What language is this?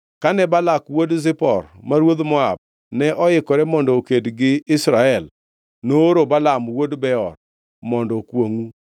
Luo (Kenya and Tanzania)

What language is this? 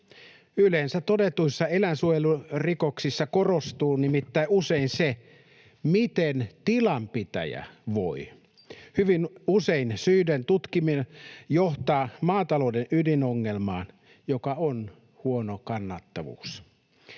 Finnish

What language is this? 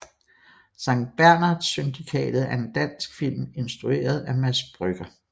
Danish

